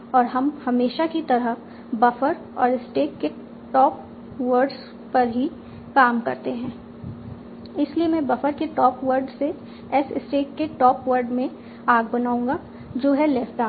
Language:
Hindi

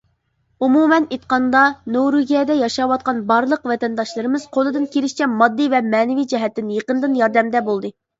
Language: Uyghur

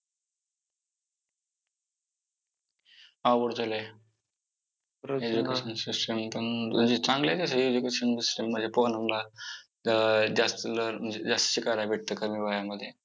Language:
Marathi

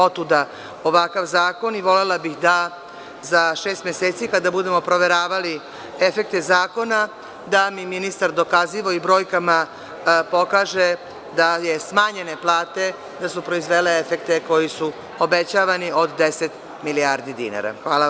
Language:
Serbian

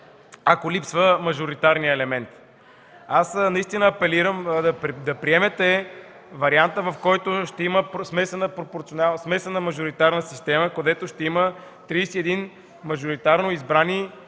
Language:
Bulgarian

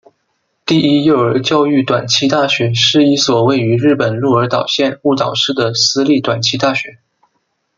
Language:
Chinese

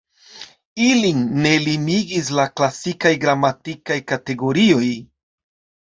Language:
Esperanto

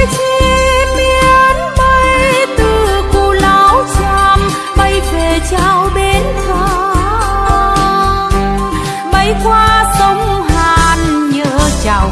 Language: Vietnamese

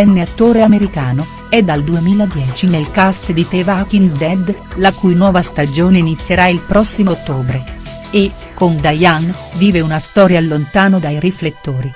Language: Italian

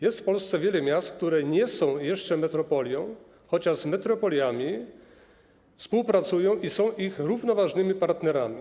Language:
Polish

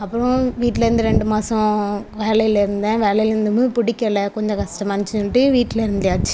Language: Tamil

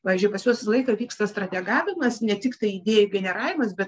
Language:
Lithuanian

